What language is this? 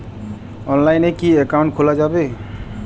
Bangla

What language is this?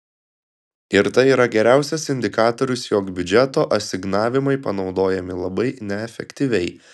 Lithuanian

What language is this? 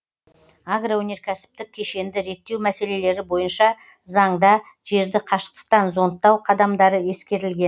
Kazakh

